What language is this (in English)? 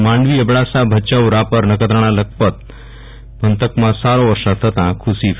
Gujarati